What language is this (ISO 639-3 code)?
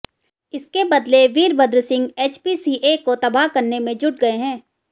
hin